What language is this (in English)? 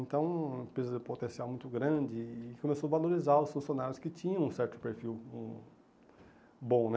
Portuguese